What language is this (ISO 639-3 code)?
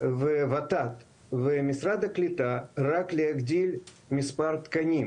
heb